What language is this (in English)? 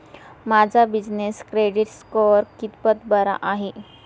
Marathi